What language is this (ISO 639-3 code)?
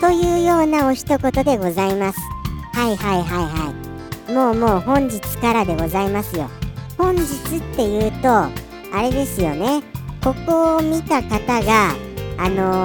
jpn